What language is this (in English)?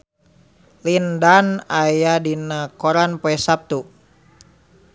Sundanese